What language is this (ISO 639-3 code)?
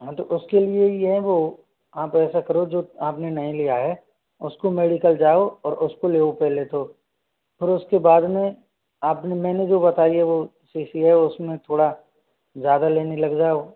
hin